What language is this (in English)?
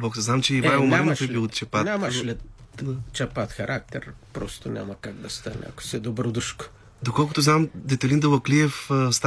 Bulgarian